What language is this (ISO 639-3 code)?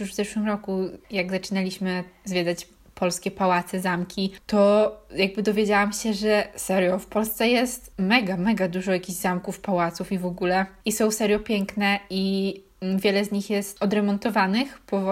pol